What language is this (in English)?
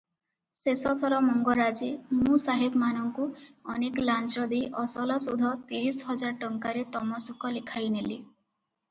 Odia